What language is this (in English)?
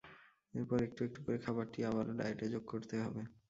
Bangla